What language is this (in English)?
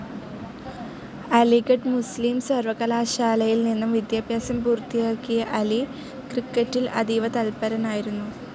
Malayalam